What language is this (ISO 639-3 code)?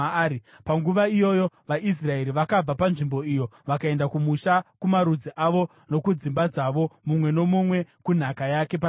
sna